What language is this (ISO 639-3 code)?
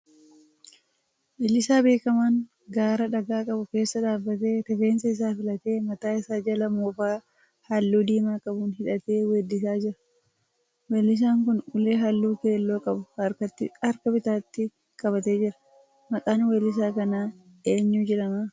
orm